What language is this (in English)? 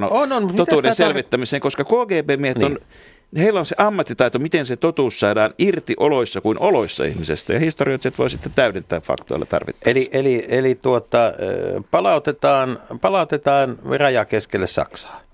Finnish